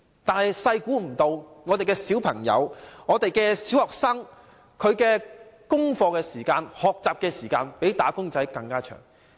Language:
Cantonese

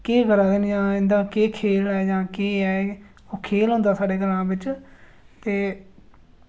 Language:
Dogri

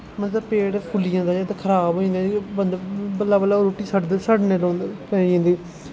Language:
Dogri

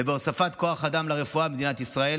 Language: Hebrew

